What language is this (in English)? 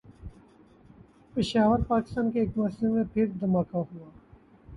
Urdu